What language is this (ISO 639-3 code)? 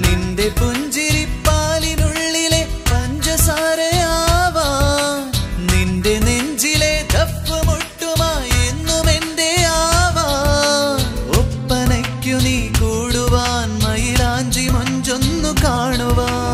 mal